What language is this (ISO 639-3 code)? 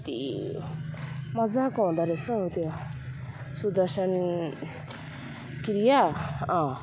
nep